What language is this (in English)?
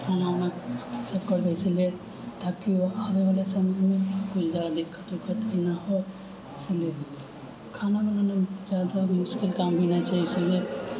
Maithili